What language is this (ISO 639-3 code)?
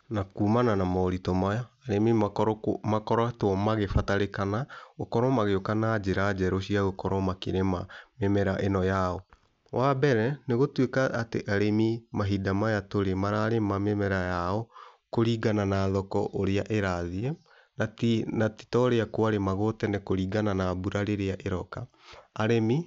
kik